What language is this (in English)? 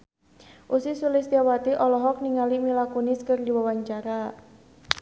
Sundanese